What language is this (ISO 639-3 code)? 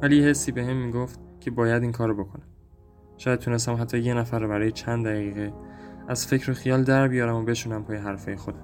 fas